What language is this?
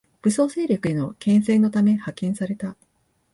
Japanese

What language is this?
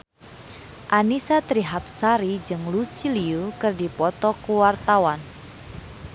Sundanese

